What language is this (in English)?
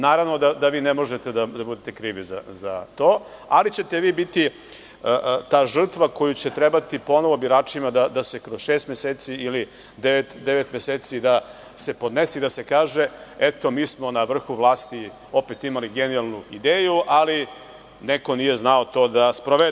Serbian